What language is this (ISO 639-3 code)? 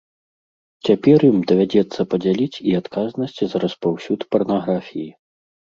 bel